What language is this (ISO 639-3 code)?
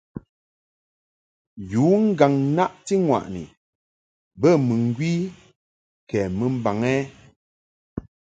mhk